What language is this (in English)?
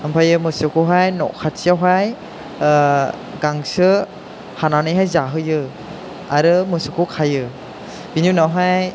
Bodo